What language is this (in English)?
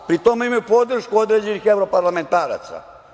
Serbian